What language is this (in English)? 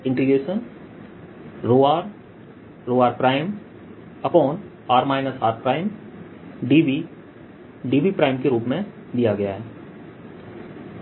Hindi